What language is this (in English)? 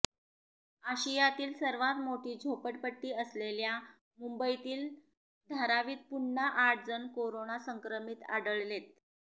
Marathi